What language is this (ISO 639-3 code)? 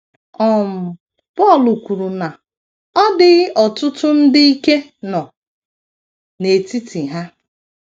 ibo